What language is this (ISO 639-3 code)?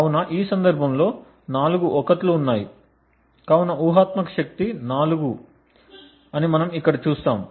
tel